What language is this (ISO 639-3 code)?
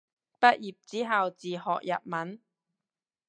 yue